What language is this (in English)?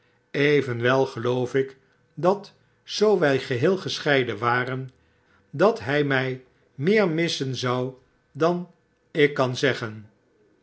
Dutch